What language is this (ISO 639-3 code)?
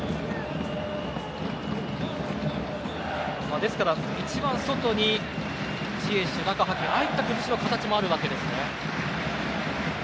jpn